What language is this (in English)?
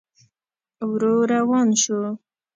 Pashto